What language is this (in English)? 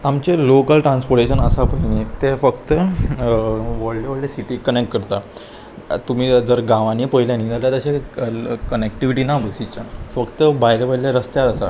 Konkani